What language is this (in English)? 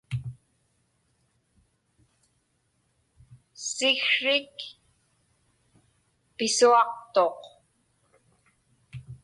Inupiaq